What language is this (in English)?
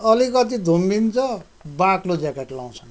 Nepali